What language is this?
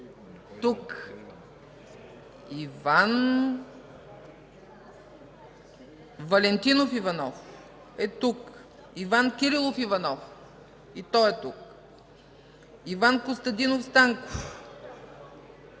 Bulgarian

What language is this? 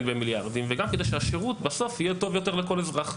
Hebrew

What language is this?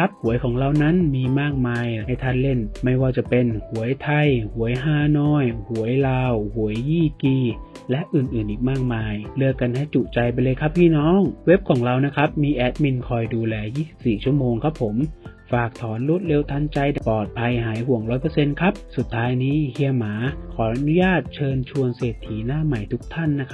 Thai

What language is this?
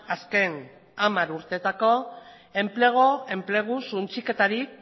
Basque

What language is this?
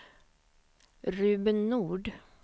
Swedish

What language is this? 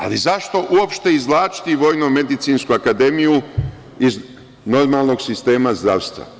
Serbian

